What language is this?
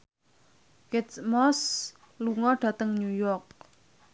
Javanese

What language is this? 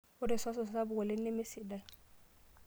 Masai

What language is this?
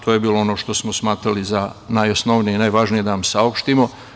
Serbian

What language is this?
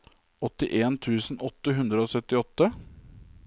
Norwegian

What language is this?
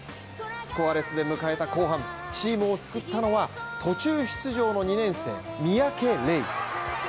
Japanese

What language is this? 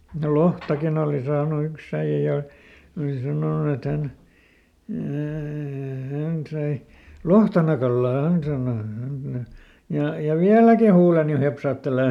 Finnish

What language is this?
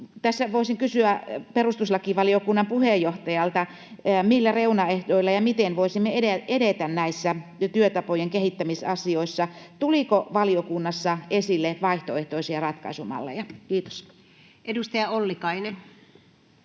Finnish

